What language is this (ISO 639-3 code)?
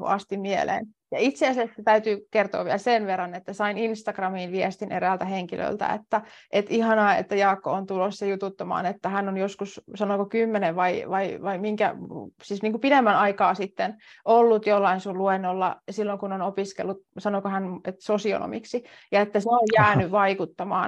fin